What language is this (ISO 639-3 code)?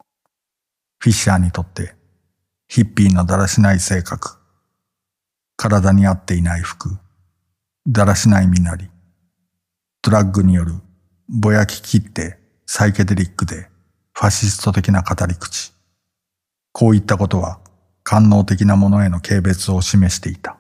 jpn